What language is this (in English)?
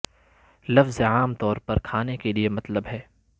Urdu